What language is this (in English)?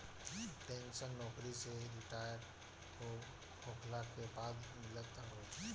Bhojpuri